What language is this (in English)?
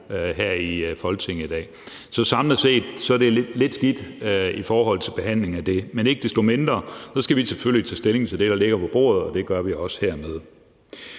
Danish